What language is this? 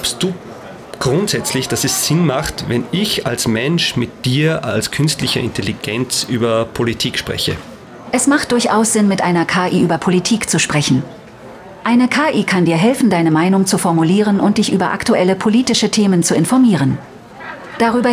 German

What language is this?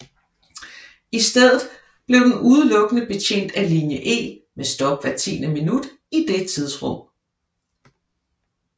Danish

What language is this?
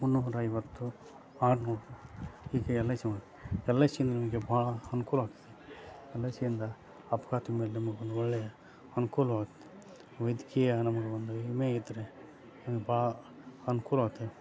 Kannada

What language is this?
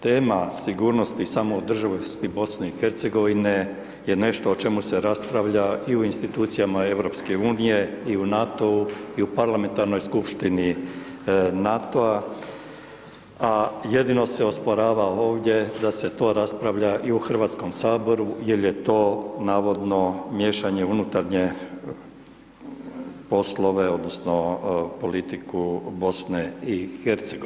Croatian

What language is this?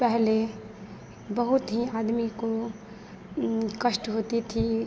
Hindi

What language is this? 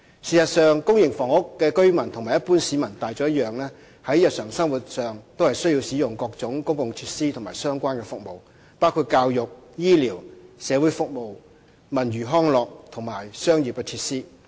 Cantonese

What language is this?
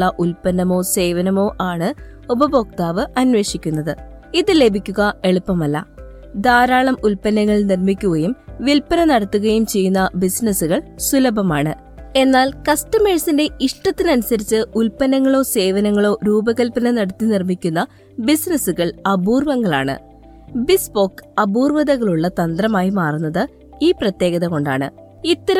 Malayalam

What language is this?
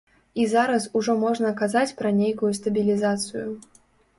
Belarusian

